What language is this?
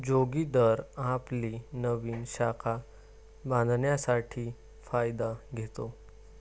Marathi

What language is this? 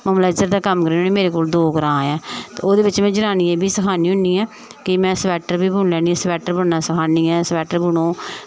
Dogri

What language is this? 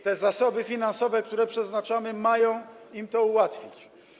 Polish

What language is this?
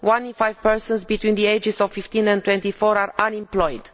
English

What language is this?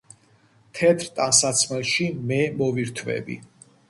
Georgian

